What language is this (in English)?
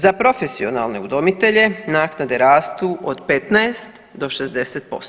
Croatian